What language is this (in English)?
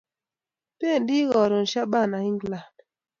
Kalenjin